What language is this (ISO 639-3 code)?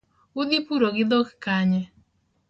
luo